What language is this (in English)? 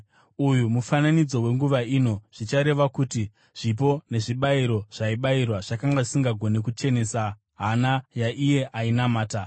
Shona